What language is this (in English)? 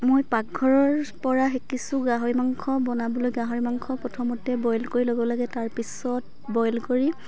Assamese